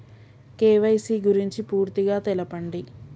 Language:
Telugu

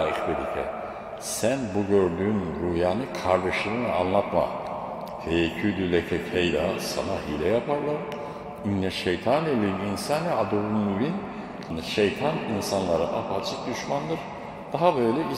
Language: Turkish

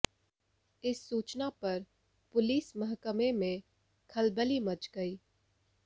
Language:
Hindi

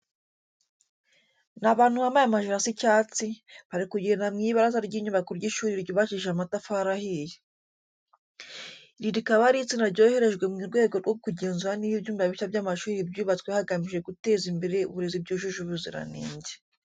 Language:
Kinyarwanda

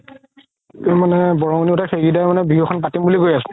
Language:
Assamese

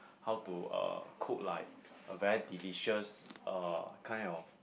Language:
English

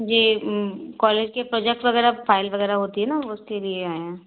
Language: Hindi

